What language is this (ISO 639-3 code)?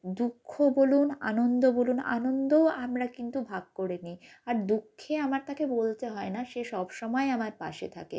ben